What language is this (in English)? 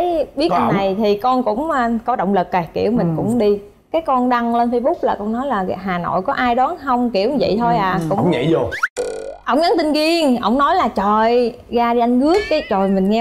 Vietnamese